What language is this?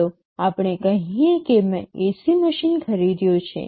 Gujarati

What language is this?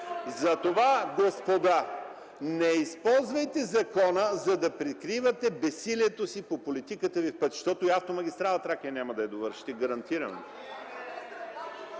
Bulgarian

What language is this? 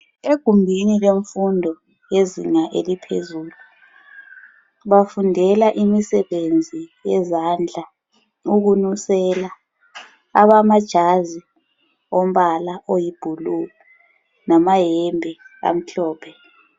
North Ndebele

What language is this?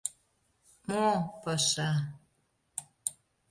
Mari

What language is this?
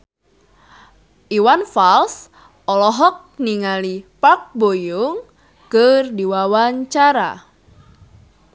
Sundanese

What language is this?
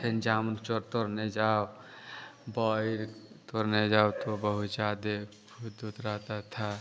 Hindi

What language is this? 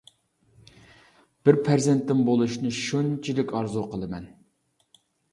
Uyghur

